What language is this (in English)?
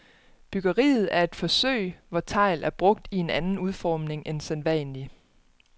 Danish